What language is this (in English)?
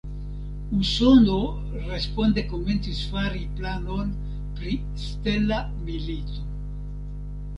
Esperanto